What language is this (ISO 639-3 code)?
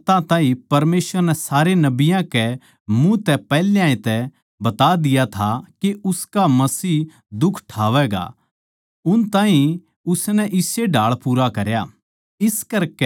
bgc